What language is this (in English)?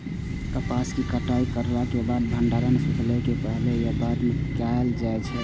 Maithili